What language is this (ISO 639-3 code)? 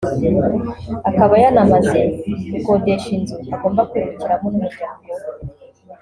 kin